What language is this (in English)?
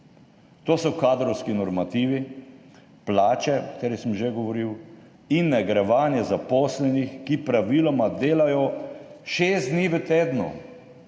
Slovenian